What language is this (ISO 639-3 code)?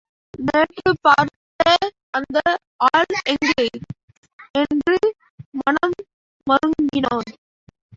tam